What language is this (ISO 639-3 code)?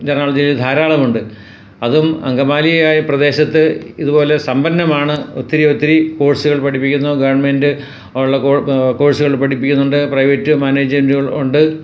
mal